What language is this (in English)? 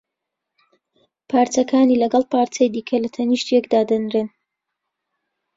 Central Kurdish